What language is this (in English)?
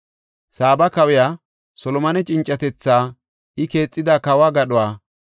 Gofa